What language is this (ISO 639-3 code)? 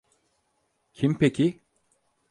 tur